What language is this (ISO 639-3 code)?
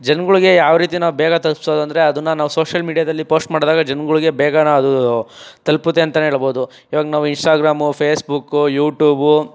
kan